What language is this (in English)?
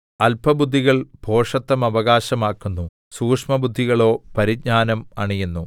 Malayalam